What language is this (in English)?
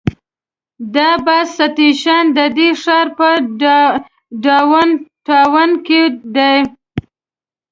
Pashto